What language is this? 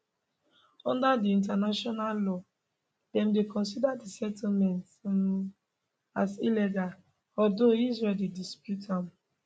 Nigerian Pidgin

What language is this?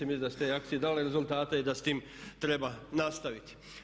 Croatian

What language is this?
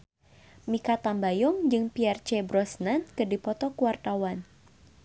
Sundanese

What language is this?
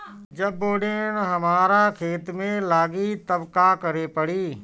Bhojpuri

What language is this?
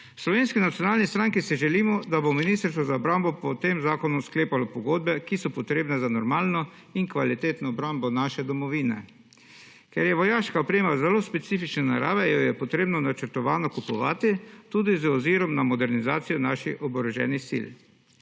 Slovenian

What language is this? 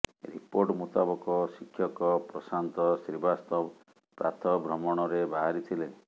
Odia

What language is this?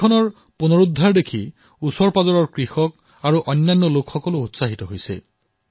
Assamese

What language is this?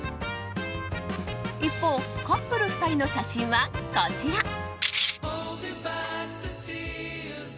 Japanese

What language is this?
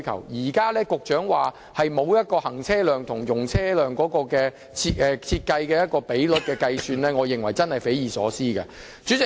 Cantonese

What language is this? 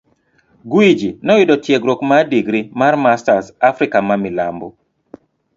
Luo (Kenya and Tanzania)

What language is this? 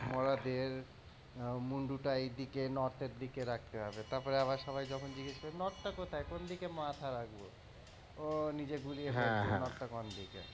Bangla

